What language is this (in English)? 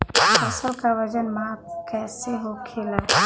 Bhojpuri